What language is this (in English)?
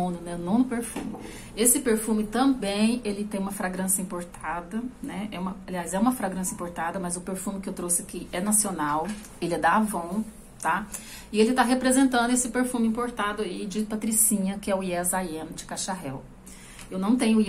Portuguese